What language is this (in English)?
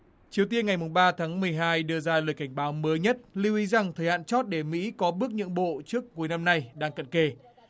Vietnamese